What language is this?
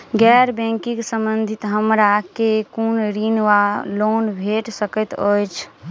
Maithili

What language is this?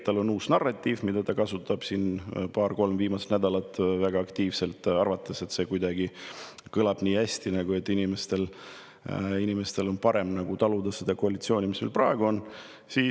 Estonian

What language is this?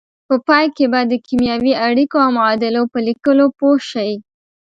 Pashto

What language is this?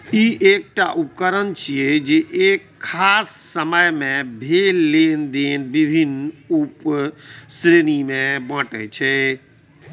Maithili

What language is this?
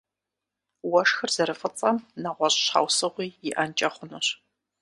Kabardian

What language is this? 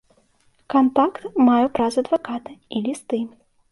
Belarusian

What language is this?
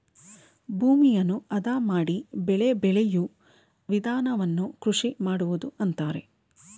Kannada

